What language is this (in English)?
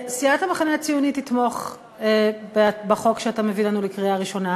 Hebrew